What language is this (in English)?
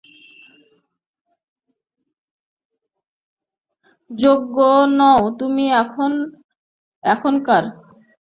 Bangla